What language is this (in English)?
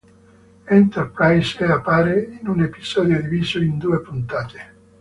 Italian